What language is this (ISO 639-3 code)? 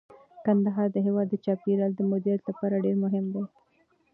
pus